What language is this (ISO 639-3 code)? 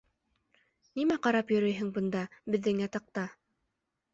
bak